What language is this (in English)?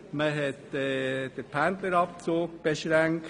Swiss German